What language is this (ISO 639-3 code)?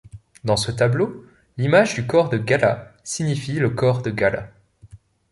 fra